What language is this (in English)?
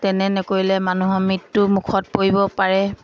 Assamese